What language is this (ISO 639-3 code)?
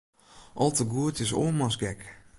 fry